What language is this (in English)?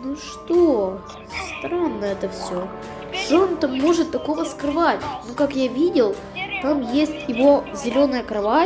Russian